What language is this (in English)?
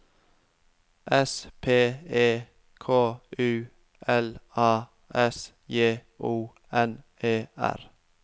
Norwegian